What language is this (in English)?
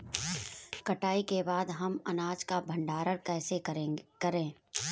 Hindi